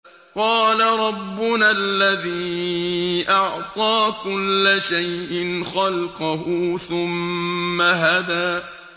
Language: Arabic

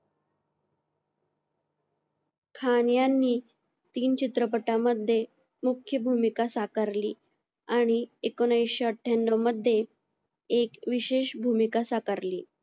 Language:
Marathi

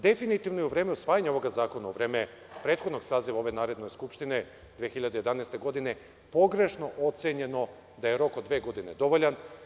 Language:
Serbian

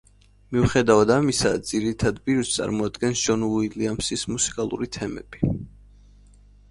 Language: Georgian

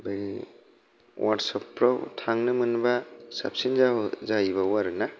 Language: Bodo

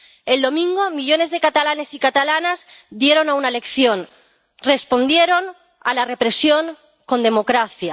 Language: Spanish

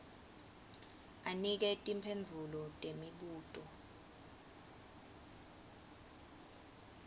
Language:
Swati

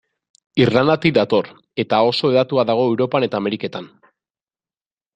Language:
Basque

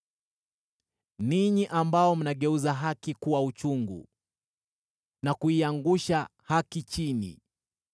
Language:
Swahili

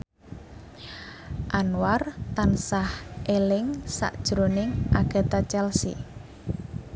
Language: Javanese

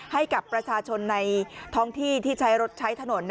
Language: Thai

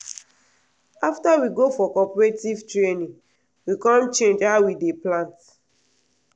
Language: Nigerian Pidgin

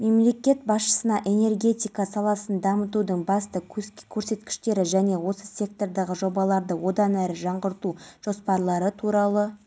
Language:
Kazakh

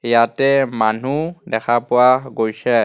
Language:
Assamese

